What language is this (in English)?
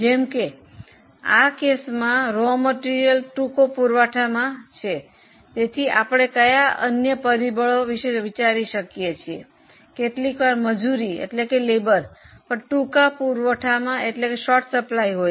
Gujarati